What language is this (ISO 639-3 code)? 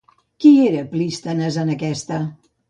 cat